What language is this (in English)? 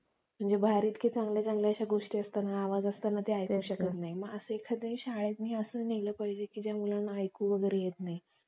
Marathi